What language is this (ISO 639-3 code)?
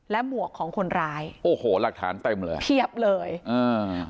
tha